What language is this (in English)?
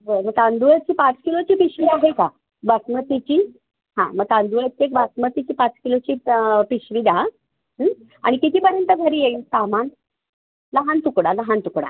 Marathi